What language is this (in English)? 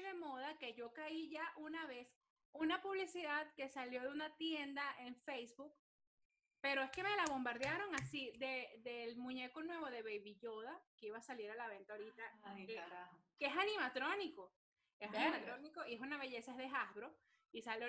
Spanish